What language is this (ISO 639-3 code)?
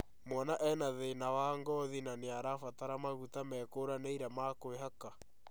kik